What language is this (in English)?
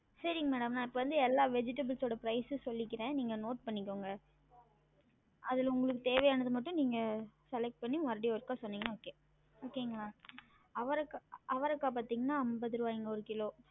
Tamil